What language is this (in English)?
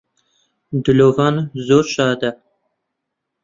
Central Kurdish